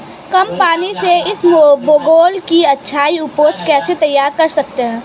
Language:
Hindi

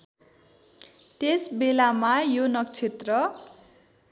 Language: Nepali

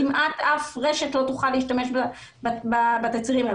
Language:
Hebrew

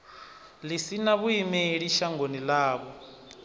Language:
Venda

